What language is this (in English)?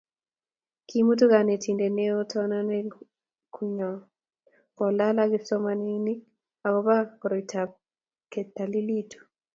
Kalenjin